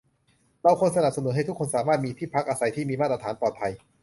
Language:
Thai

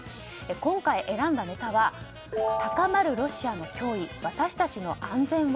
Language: Japanese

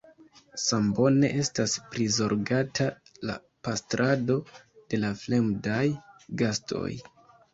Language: Esperanto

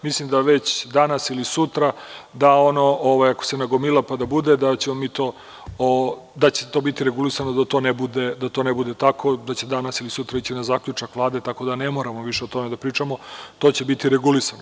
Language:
Serbian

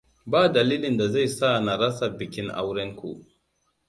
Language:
Hausa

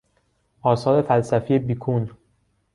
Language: Persian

